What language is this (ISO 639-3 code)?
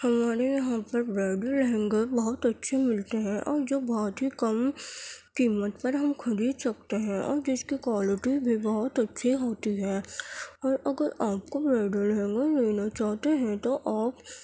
urd